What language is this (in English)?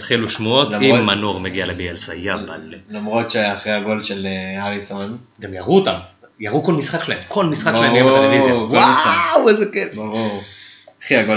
Hebrew